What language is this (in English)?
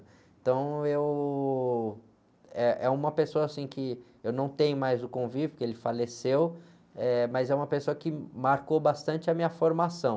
Portuguese